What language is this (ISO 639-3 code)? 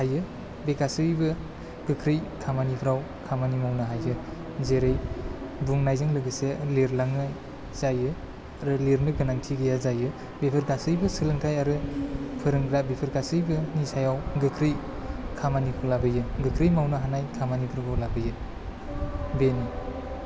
brx